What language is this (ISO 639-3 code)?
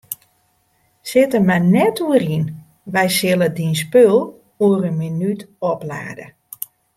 fry